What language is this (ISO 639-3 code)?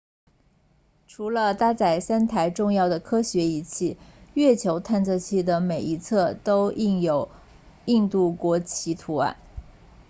zho